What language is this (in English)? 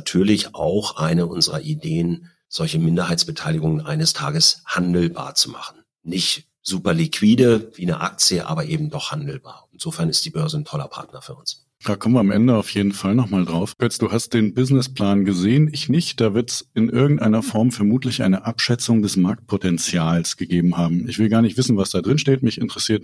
German